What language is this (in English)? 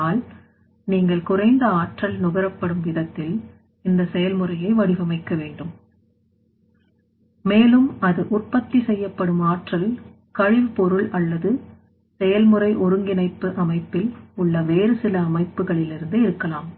Tamil